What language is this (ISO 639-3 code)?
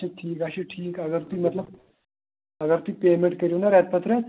kas